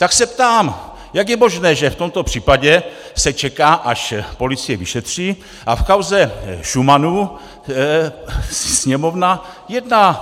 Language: Czech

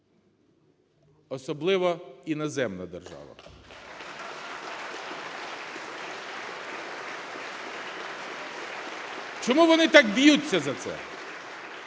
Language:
Ukrainian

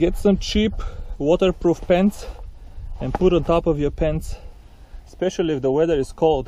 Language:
English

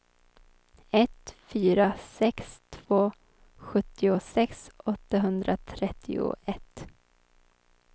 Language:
Swedish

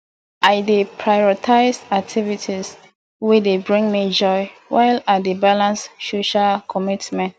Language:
Nigerian Pidgin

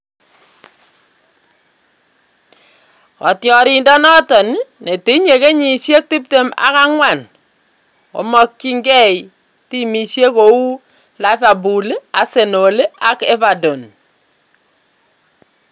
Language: Kalenjin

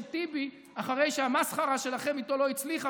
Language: Hebrew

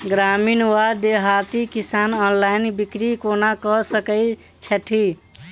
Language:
Maithili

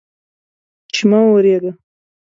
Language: Pashto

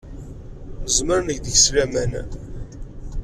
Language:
Kabyle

